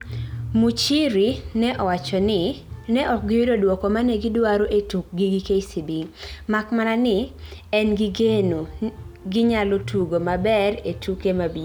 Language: Luo (Kenya and Tanzania)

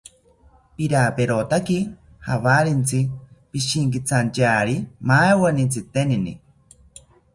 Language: South Ucayali Ashéninka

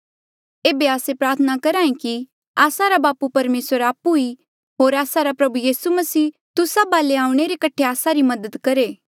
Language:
Mandeali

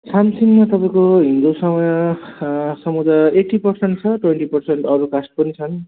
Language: Nepali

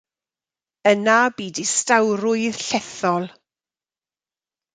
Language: Welsh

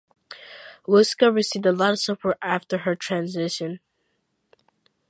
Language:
English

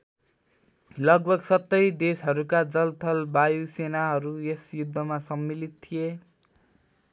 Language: Nepali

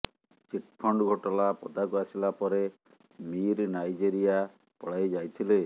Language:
Odia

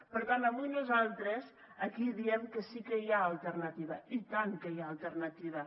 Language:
Catalan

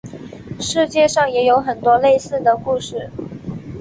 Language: Chinese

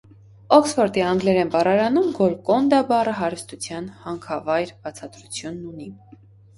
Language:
Armenian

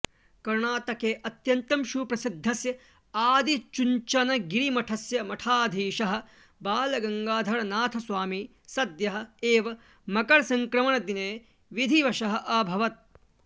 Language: Sanskrit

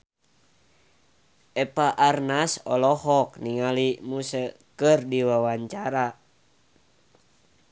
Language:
Sundanese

